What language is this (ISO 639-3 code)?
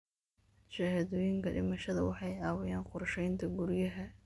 som